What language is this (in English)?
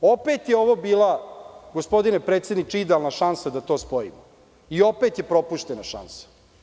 Serbian